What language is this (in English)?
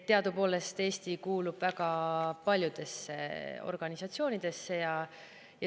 Estonian